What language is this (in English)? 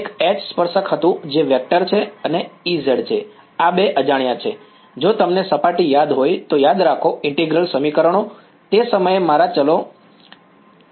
Gujarati